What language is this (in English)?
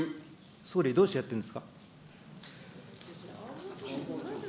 Japanese